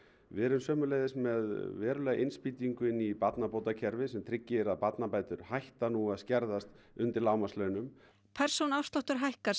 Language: Icelandic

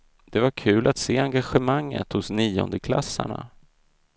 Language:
Swedish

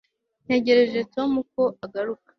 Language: Kinyarwanda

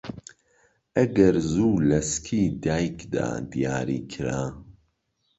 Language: Central Kurdish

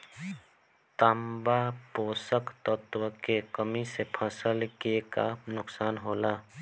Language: Bhojpuri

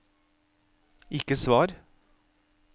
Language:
Norwegian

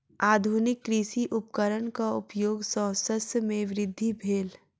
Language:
Maithili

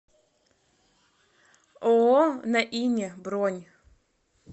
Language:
Russian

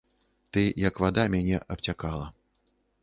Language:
Belarusian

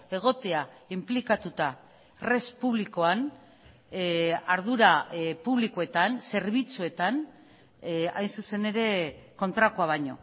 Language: Basque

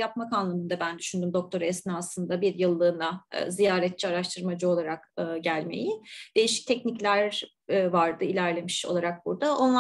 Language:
Turkish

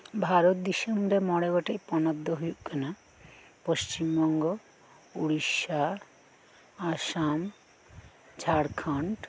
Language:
Santali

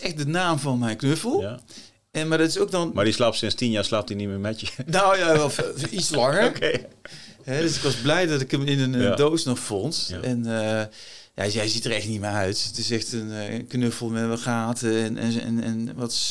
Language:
Dutch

